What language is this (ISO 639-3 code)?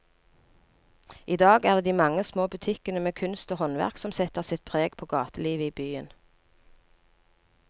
nor